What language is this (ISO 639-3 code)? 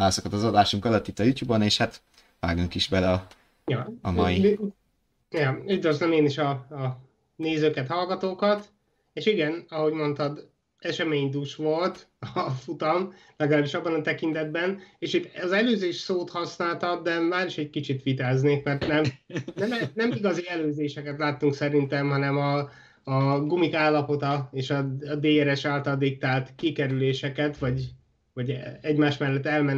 hun